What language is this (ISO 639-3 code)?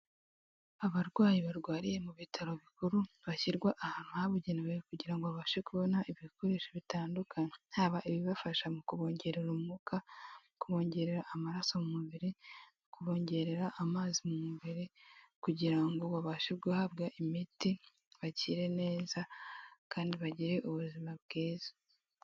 kin